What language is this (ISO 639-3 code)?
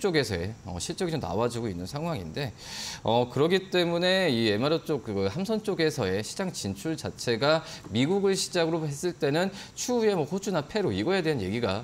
kor